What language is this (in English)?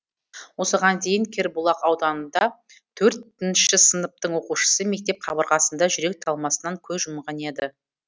Kazakh